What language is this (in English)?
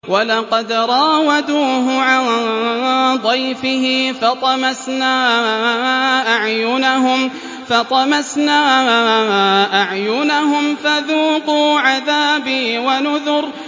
Arabic